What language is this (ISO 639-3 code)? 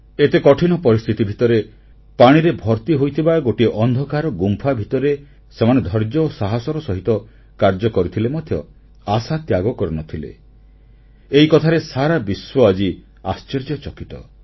ori